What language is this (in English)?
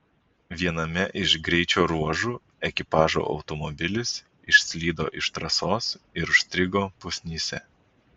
Lithuanian